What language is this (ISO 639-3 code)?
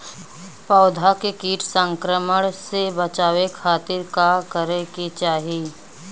bho